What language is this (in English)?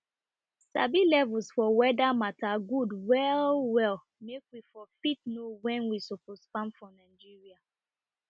Nigerian Pidgin